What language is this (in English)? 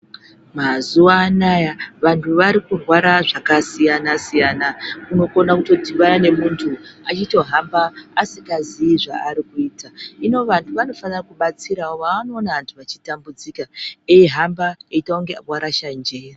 Ndau